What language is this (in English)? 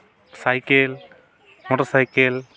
Santali